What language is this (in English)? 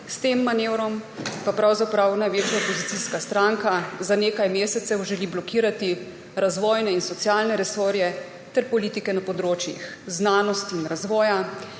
Slovenian